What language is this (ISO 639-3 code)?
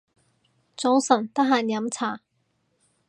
yue